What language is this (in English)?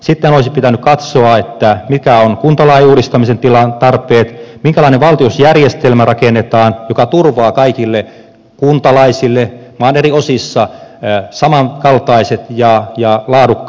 Finnish